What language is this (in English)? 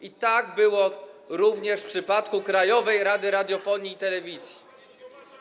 Polish